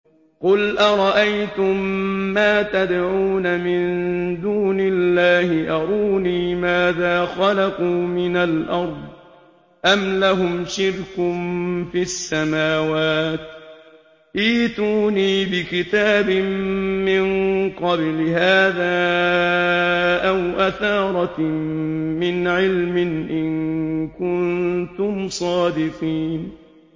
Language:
Arabic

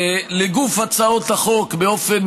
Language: Hebrew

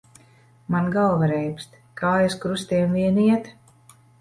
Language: Latvian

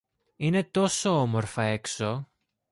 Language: Greek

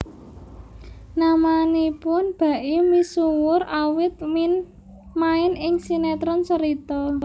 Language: Javanese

